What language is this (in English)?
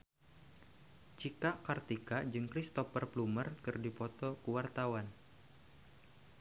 Sundanese